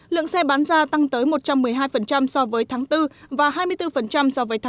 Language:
Vietnamese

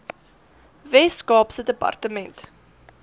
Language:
Afrikaans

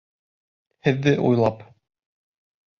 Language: Bashkir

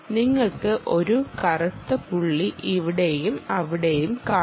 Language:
Malayalam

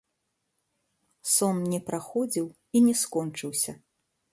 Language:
Belarusian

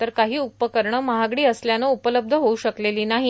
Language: Marathi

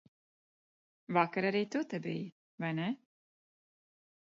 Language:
Latvian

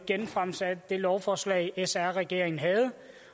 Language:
Danish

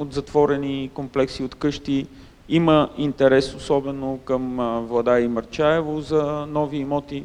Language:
Bulgarian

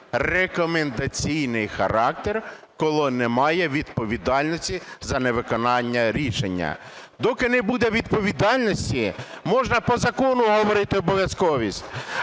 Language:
Ukrainian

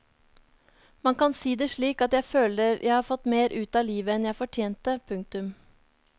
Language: Norwegian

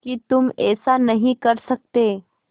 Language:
Hindi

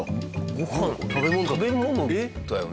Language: Japanese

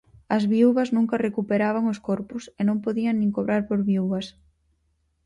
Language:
Galician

